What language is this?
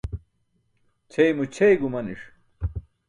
Burushaski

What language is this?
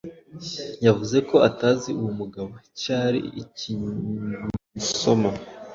Kinyarwanda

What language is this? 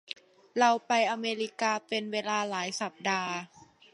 Thai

